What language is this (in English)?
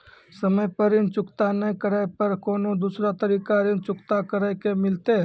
Maithili